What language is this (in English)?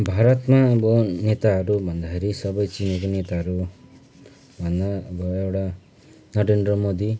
Nepali